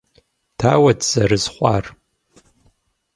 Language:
Kabardian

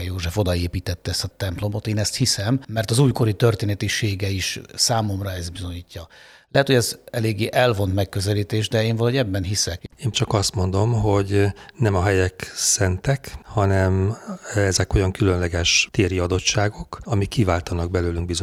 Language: Hungarian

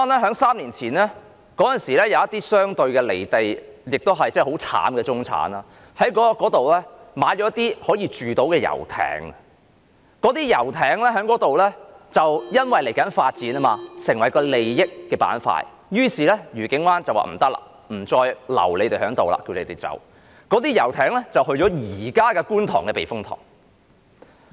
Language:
Cantonese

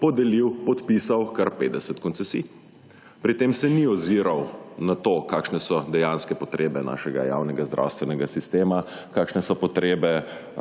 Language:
Slovenian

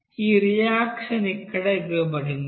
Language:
Telugu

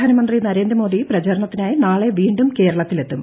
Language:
Malayalam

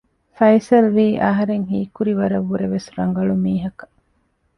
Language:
Divehi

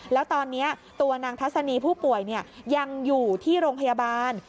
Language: Thai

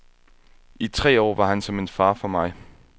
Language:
Danish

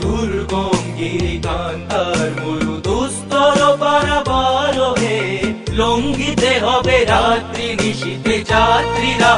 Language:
Hindi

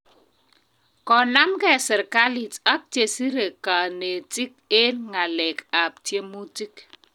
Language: Kalenjin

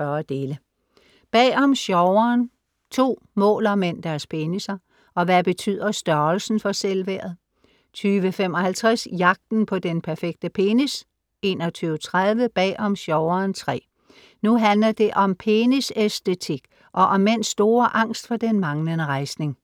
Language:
Danish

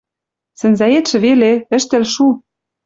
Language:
Western Mari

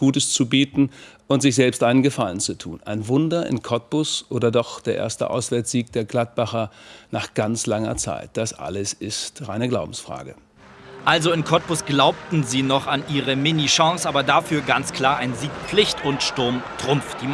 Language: German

